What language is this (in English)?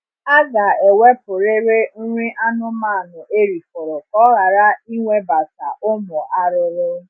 Igbo